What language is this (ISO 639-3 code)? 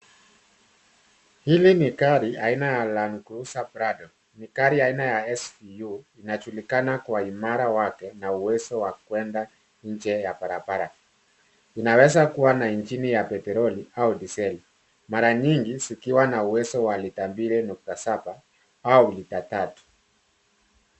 swa